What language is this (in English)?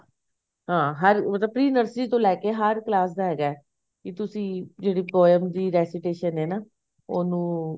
Punjabi